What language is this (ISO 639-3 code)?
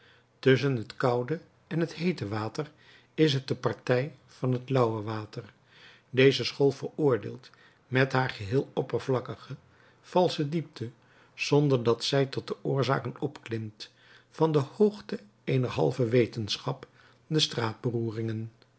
nld